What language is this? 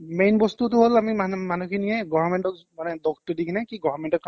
Assamese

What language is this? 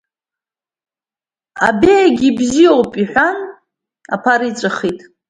Abkhazian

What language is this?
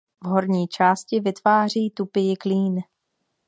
Czech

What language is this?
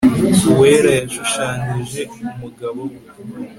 Kinyarwanda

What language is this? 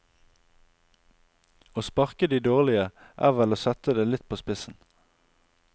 Norwegian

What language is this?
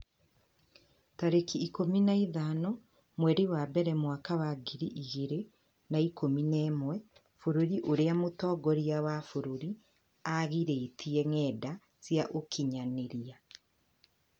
Kikuyu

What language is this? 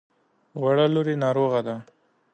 Pashto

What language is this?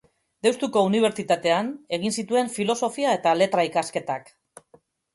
Basque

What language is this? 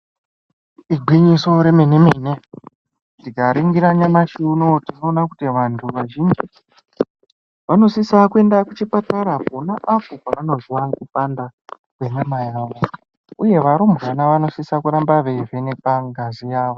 Ndau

